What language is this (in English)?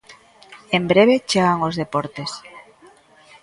Galician